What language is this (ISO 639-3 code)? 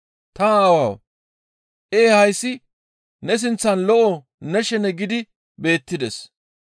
gmv